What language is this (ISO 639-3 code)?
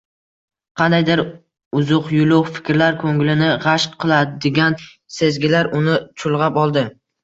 uzb